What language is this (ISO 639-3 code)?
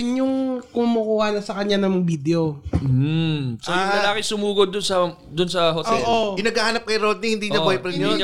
fil